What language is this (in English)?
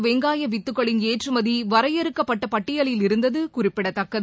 Tamil